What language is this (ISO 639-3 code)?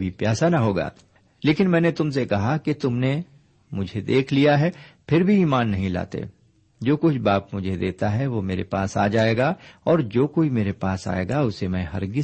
urd